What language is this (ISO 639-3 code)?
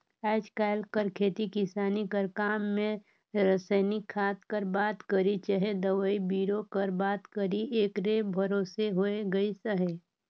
hne